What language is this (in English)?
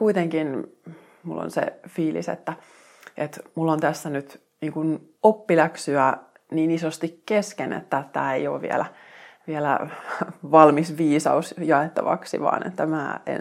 Finnish